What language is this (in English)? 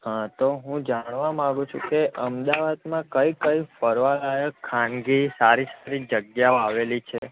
Gujarati